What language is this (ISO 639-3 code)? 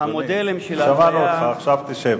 heb